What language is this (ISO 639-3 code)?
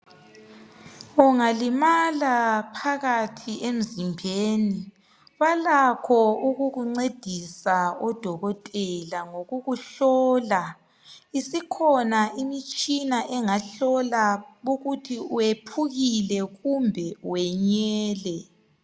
nde